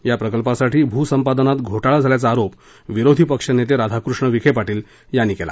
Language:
Marathi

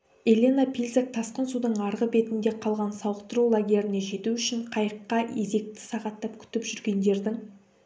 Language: Kazakh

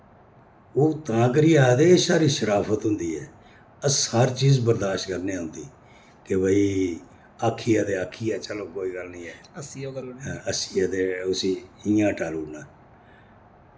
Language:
Dogri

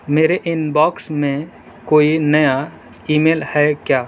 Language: Urdu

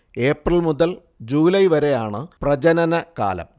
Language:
Malayalam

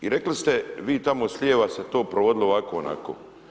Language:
Croatian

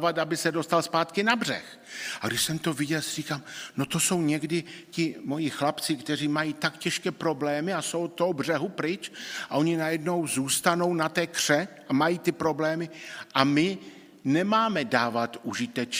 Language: Czech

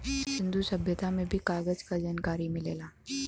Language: Bhojpuri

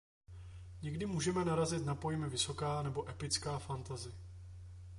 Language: Czech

